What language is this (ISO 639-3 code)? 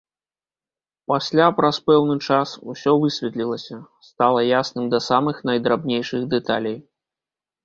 bel